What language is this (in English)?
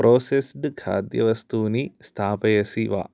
Sanskrit